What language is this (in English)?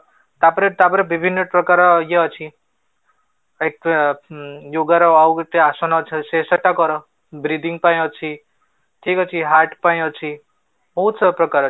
Odia